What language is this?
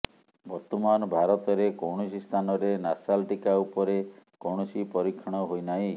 Odia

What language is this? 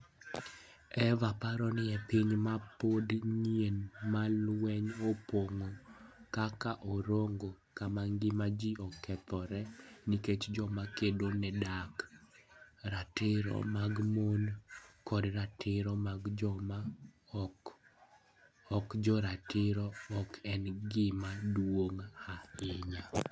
Luo (Kenya and Tanzania)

